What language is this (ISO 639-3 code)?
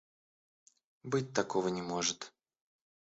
rus